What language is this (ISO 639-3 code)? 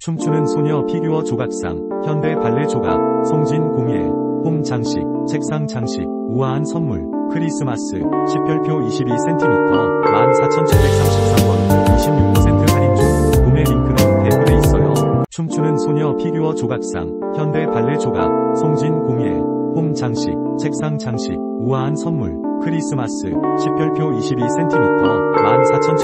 kor